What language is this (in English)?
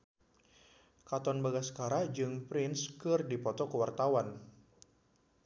Sundanese